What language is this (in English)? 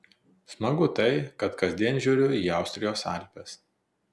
Lithuanian